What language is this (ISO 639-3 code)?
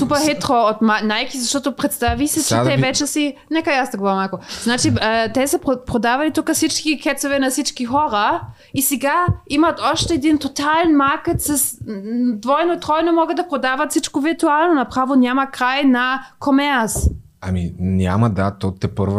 bul